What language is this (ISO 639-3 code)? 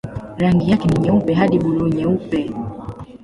swa